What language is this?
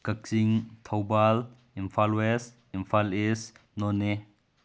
Manipuri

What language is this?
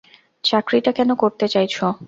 Bangla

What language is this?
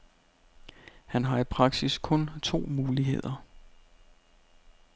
Danish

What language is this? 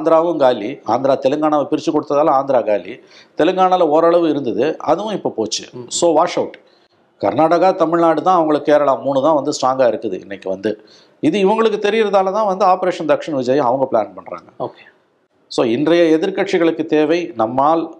Tamil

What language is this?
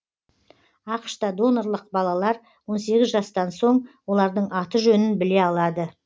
Kazakh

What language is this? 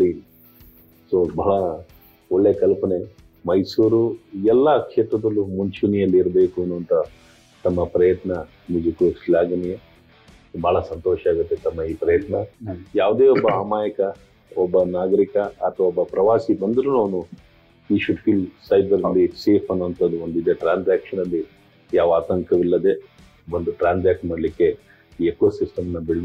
Kannada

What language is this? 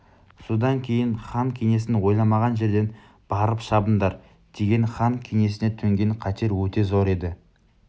Kazakh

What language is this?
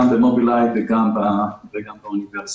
Hebrew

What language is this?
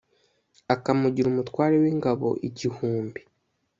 Kinyarwanda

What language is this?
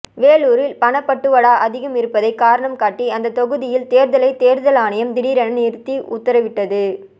Tamil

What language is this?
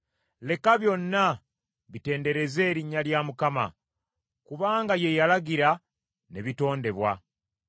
Ganda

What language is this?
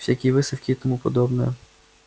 Russian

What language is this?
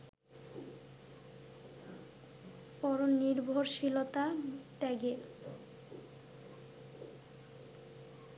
Bangla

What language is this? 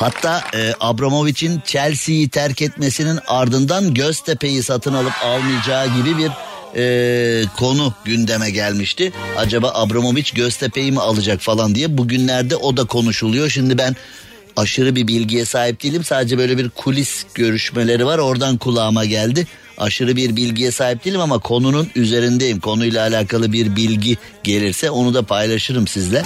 Turkish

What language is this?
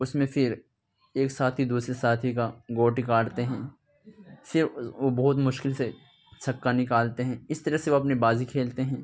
Urdu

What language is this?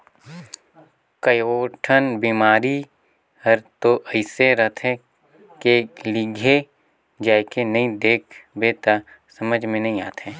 Chhattisgarhi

